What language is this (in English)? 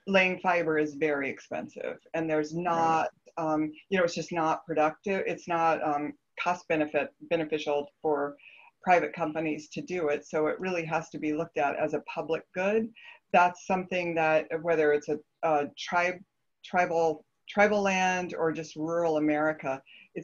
English